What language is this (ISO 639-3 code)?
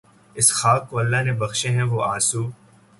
urd